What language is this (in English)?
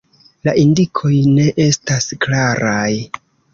Esperanto